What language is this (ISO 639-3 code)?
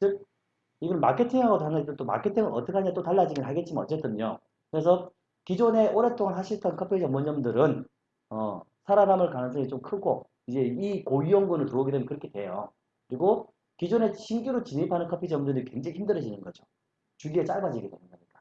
kor